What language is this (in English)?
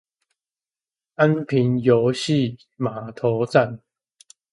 Chinese